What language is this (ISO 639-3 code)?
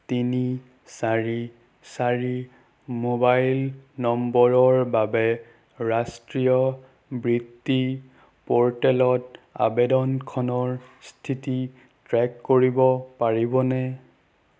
asm